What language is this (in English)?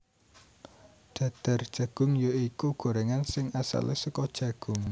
Javanese